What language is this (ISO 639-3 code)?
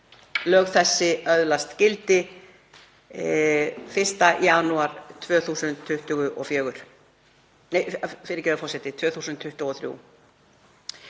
isl